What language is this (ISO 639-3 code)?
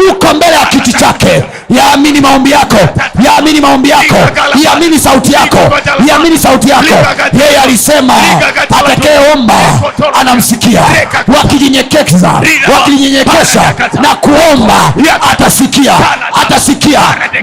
swa